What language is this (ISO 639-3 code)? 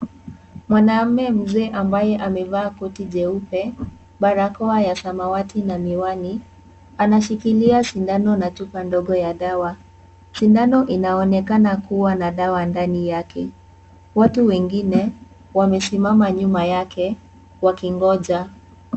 swa